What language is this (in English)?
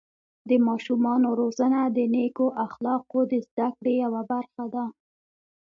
Pashto